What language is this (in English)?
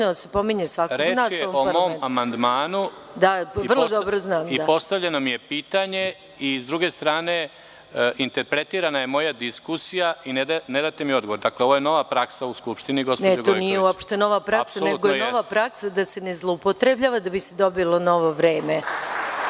Serbian